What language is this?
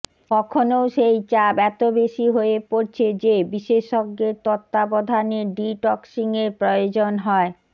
Bangla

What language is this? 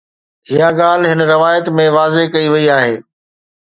Sindhi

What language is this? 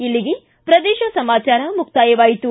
Kannada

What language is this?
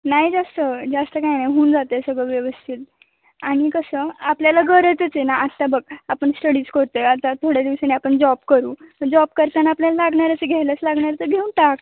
Marathi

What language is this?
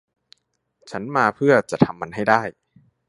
Thai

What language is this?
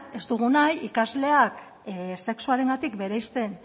Basque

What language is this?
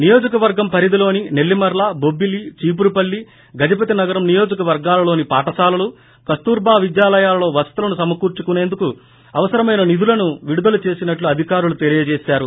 Telugu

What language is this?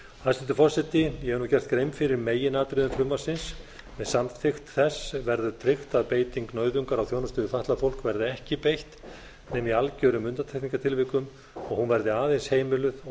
Icelandic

